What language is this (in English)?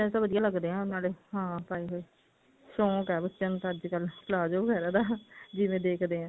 Punjabi